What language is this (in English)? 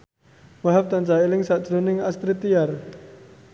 Javanese